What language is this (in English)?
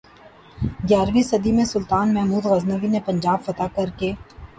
Urdu